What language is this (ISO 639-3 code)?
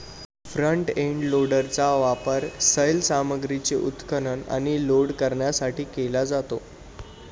mar